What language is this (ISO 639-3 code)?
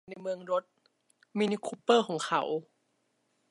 tha